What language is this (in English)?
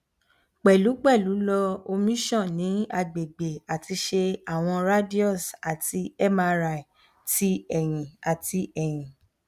Yoruba